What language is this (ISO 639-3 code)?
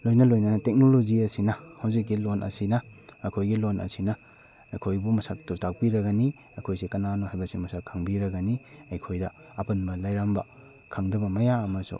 mni